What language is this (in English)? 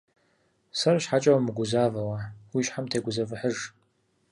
Kabardian